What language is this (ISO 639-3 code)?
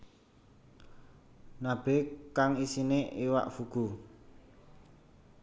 jav